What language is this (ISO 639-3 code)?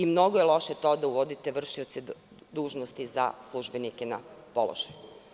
srp